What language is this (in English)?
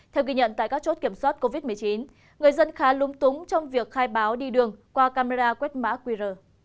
Vietnamese